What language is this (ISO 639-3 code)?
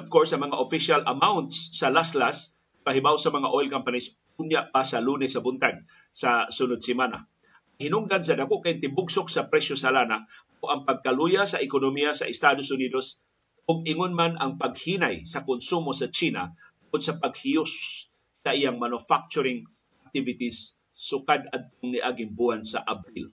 fil